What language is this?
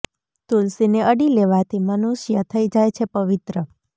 Gujarati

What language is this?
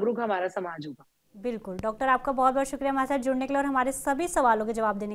Hindi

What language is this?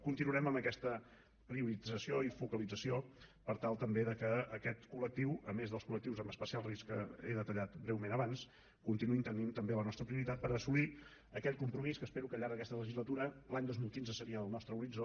Catalan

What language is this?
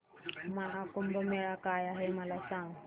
Marathi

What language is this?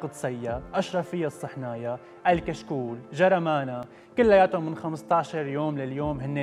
Arabic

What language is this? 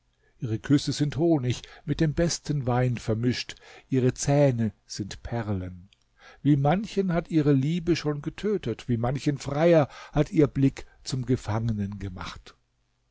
German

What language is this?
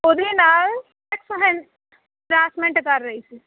Punjabi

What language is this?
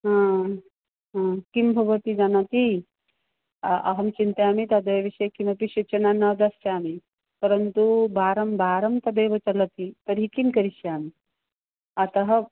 Sanskrit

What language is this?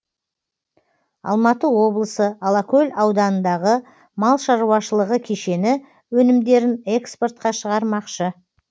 Kazakh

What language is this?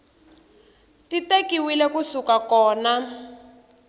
Tsonga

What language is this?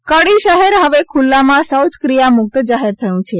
Gujarati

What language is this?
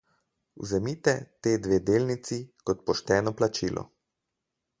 Slovenian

